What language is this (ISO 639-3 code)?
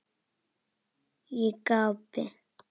isl